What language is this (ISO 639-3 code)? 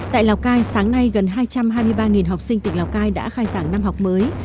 vie